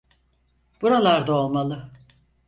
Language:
Turkish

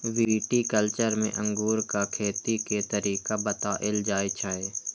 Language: Maithili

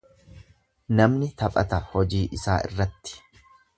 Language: Oromo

